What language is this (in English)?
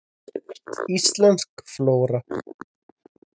Icelandic